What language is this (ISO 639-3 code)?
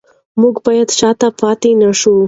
pus